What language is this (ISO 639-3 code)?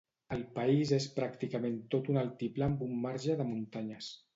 cat